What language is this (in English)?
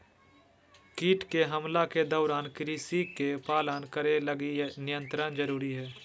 Magahi